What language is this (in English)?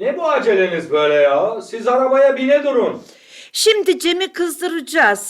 Turkish